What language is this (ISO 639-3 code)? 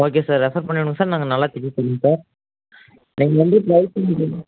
tam